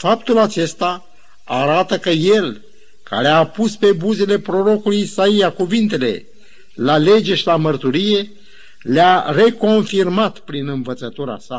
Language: Romanian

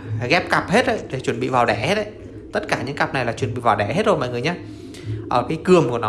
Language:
Vietnamese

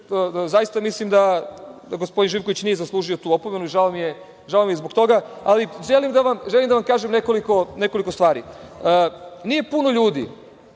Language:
Serbian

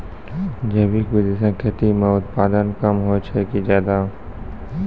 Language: Maithili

